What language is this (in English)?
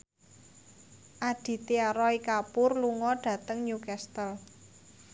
Javanese